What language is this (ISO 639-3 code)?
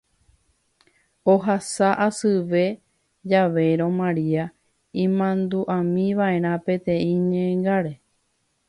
grn